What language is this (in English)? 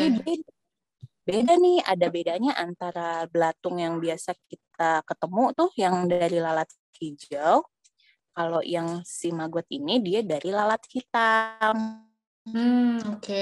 Indonesian